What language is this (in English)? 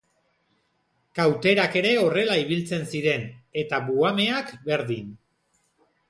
Basque